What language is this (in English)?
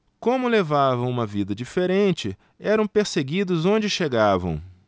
Portuguese